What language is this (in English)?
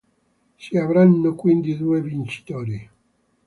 Italian